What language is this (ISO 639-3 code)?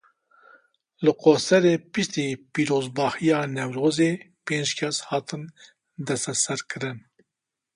kur